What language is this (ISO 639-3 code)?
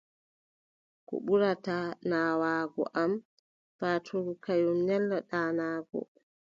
fub